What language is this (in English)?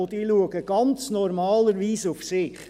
Swiss German